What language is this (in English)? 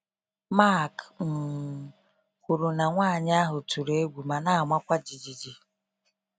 Igbo